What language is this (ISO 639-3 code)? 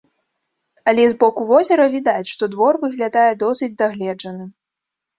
bel